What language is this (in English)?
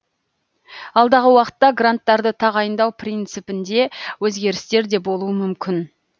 Kazakh